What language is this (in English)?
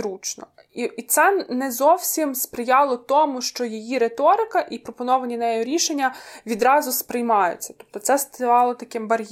Ukrainian